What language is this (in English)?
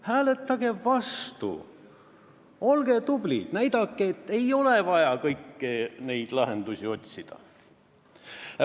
Estonian